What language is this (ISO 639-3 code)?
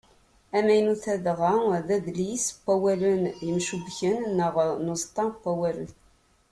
kab